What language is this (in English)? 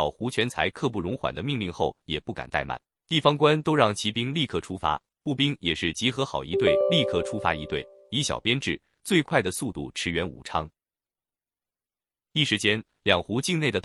Chinese